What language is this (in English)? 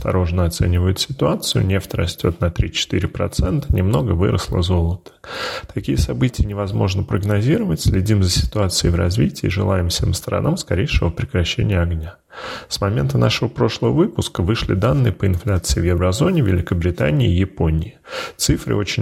Russian